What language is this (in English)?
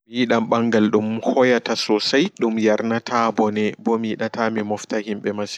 Fula